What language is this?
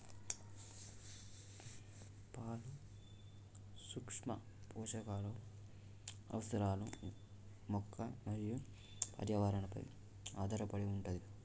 Telugu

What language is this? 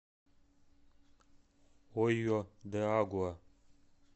Russian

